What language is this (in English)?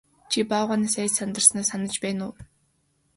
Mongolian